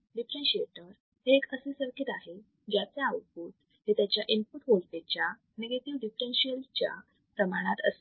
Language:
Marathi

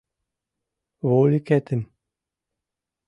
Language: Mari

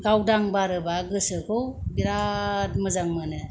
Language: Bodo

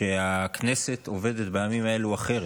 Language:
Hebrew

